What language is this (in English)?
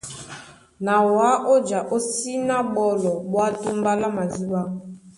Duala